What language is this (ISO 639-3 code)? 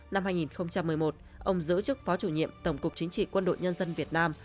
vie